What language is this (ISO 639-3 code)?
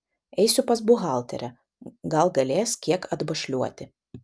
lit